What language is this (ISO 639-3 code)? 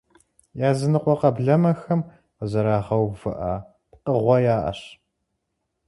kbd